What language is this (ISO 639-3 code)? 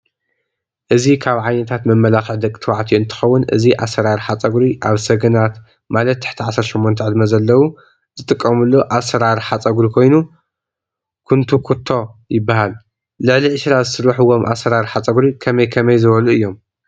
tir